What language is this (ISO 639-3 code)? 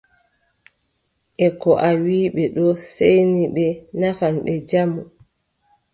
fub